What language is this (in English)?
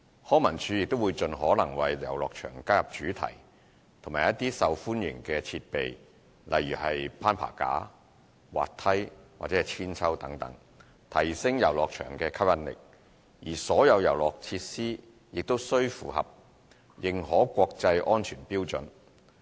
Cantonese